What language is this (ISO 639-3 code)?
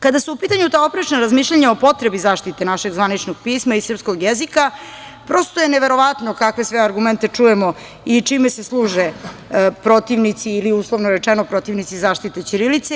srp